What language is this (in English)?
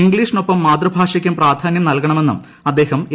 Malayalam